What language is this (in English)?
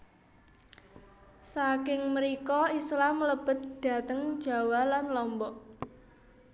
Javanese